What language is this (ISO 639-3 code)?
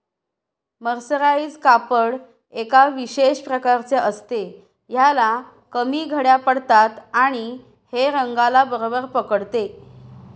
mar